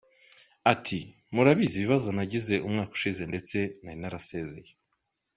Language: Kinyarwanda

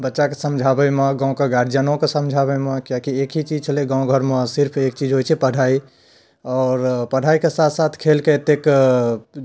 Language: Maithili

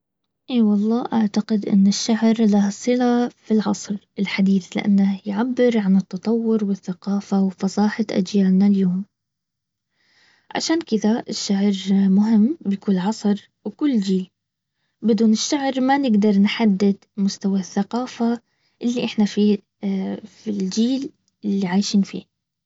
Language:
Baharna Arabic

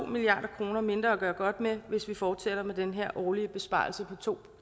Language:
Danish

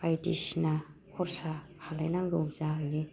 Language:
Bodo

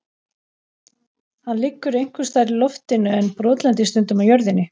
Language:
Icelandic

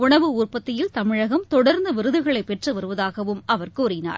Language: Tamil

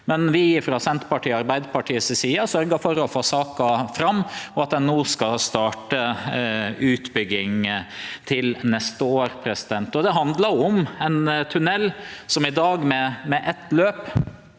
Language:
Norwegian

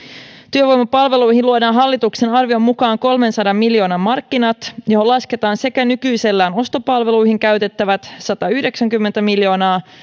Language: Finnish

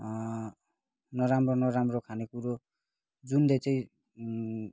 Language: Nepali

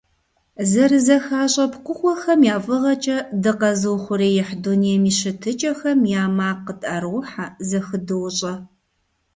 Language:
Kabardian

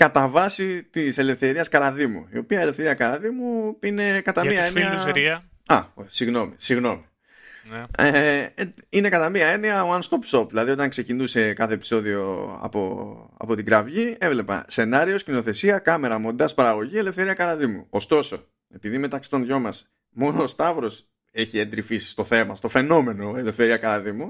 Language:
Greek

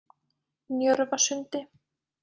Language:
Icelandic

